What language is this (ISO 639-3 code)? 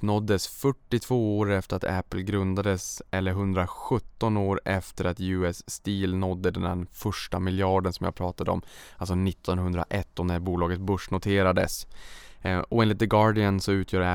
swe